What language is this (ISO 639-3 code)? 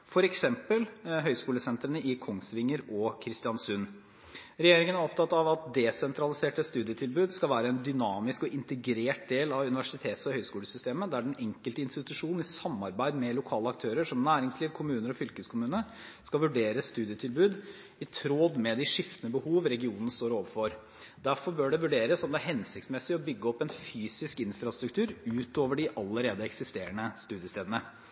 nob